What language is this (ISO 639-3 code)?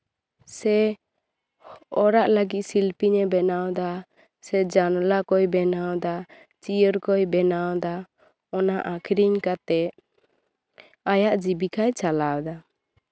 sat